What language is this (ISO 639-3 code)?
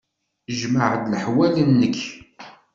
kab